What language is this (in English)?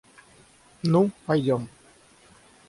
Russian